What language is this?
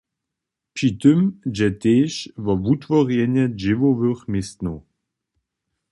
Upper Sorbian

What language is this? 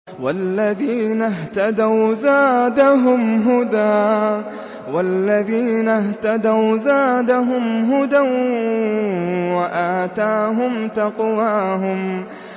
Arabic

